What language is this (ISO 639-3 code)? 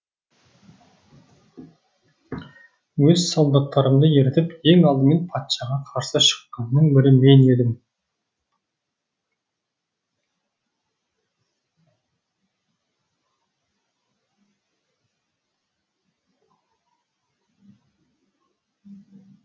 kaz